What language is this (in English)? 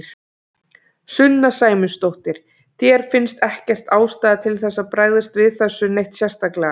Icelandic